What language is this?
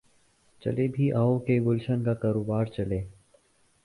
Urdu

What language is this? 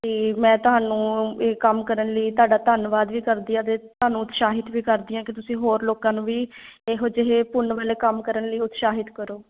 Punjabi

